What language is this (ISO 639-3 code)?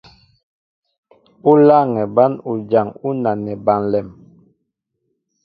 mbo